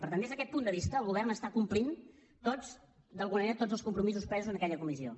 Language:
Catalan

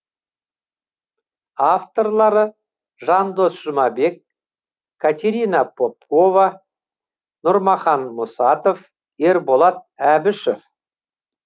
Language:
Kazakh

